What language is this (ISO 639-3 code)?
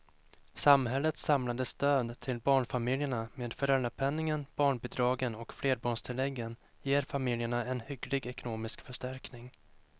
swe